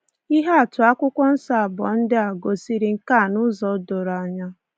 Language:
Igbo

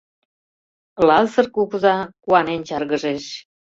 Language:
Mari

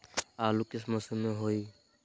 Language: Magahi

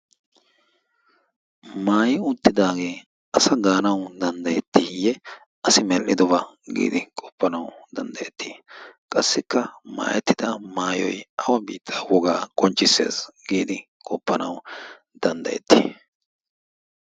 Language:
Wolaytta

